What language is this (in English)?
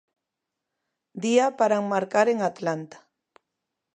Galician